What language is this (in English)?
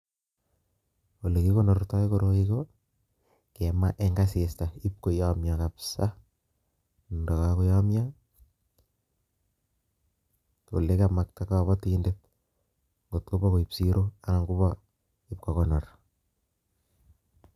Kalenjin